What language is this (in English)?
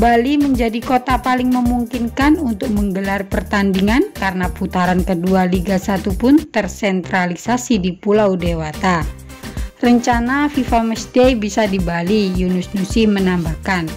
Indonesian